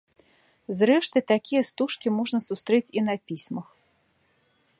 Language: Belarusian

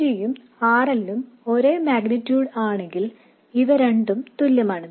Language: Malayalam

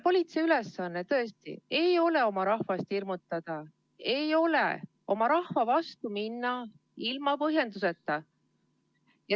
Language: Estonian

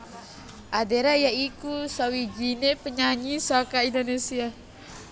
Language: Javanese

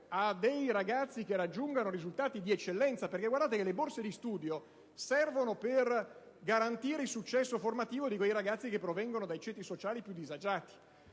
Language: Italian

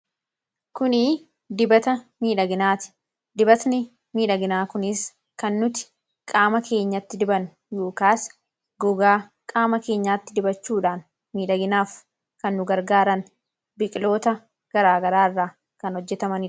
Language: Oromo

